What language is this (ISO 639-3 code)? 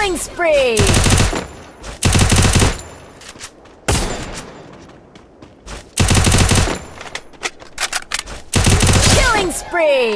eng